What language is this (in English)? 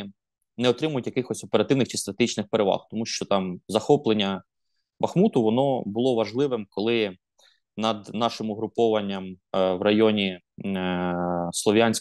Ukrainian